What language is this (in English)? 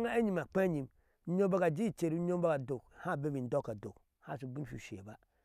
Ashe